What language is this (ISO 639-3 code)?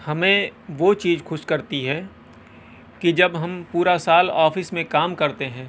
urd